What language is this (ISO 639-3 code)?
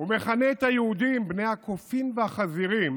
heb